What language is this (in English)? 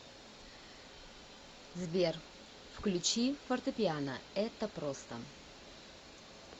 Russian